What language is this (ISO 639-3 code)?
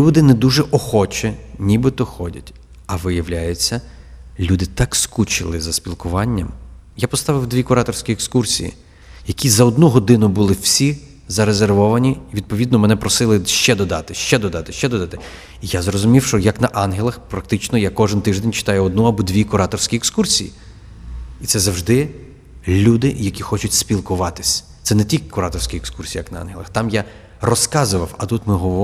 ukr